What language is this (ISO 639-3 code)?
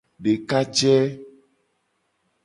gej